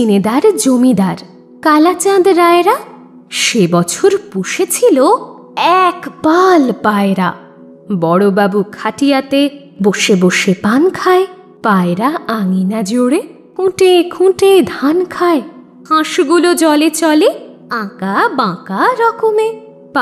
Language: Bangla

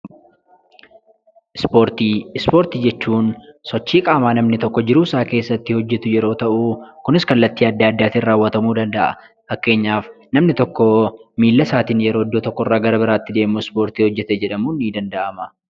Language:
Oromo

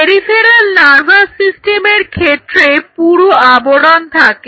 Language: Bangla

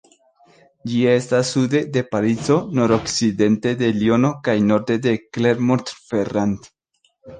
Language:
Esperanto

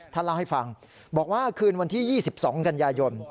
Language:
Thai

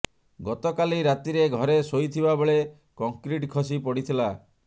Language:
Odia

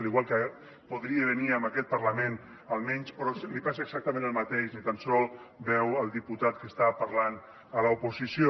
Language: Catalan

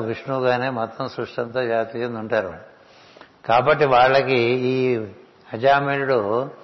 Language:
Telugu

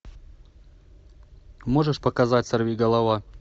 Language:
Russian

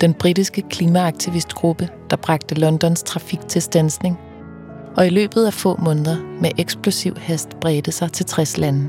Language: Danish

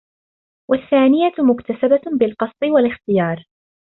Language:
Arabic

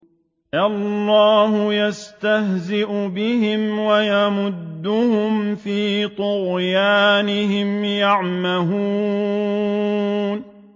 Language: Arabic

